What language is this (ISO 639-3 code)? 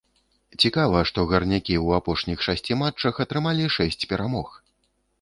bel